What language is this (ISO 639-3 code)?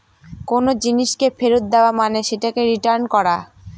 ben